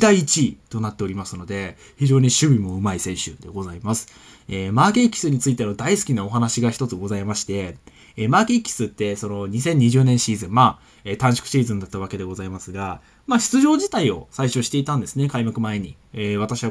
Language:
Japanese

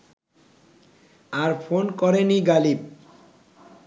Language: Bangla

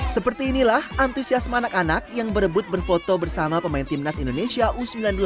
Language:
Indonesian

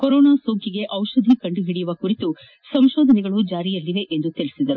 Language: Kannada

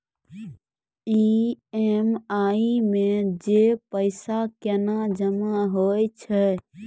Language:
Maithili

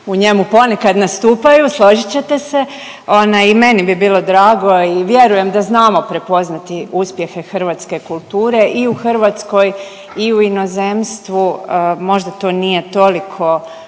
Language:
Croatian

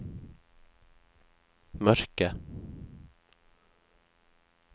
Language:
Norwegian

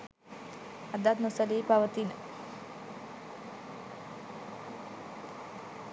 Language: Sinhala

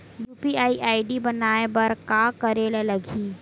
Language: Chhattisgarhi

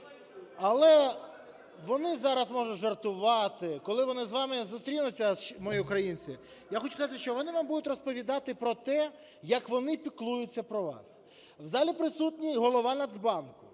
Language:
Ukrainian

